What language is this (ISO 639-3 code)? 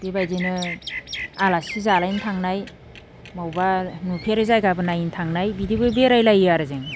brx